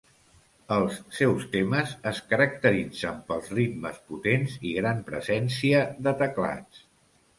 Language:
Catalan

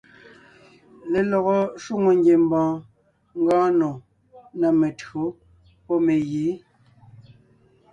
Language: Ngiemboon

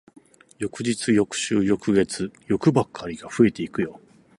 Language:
Japanese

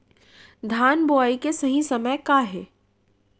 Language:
Chhattisgarhi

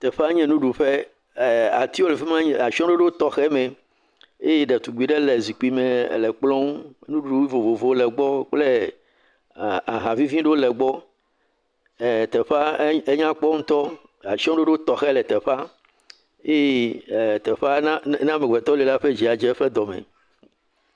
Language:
Ewe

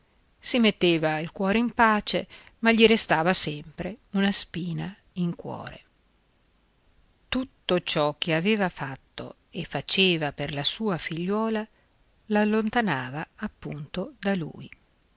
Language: Italian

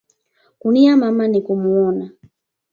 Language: Swahili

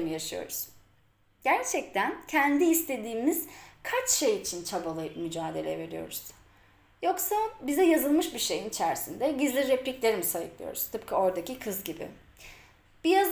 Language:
Turkish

